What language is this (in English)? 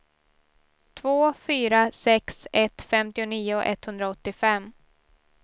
Swedish